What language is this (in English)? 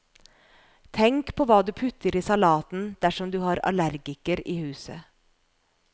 Norwegian